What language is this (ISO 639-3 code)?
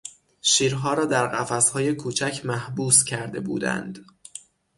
fas